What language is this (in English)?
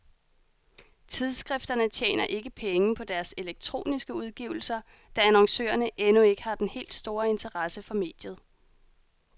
Danish